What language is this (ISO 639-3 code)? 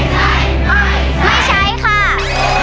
tha